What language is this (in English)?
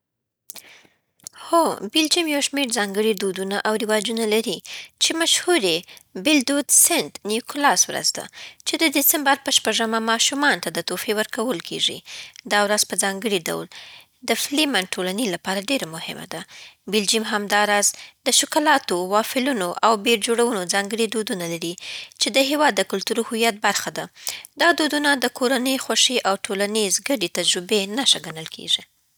Southern Pashto